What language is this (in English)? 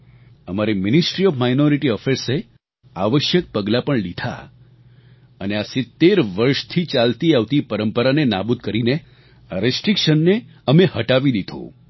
Gujarati